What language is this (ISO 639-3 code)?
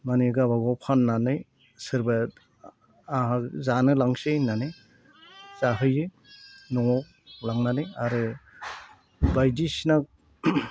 brx